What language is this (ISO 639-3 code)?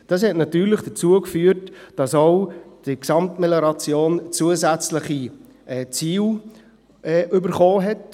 gsw